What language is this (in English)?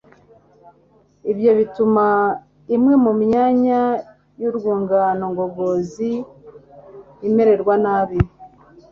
Kinyarwanda